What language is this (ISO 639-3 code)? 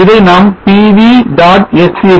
tam